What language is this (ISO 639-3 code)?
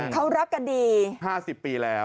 tha